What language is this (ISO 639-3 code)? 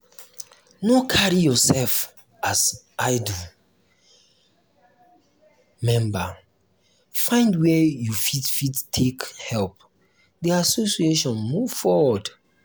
pcm